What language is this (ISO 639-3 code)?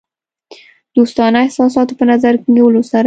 pus